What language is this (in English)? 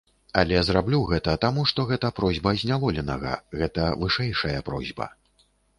Belarusian